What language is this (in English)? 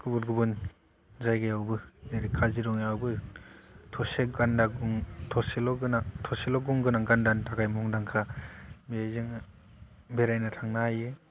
Bodo